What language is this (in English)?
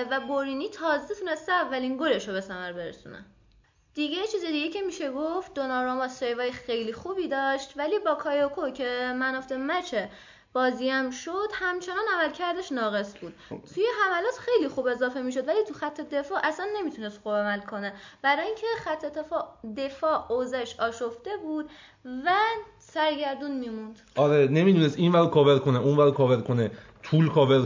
Persian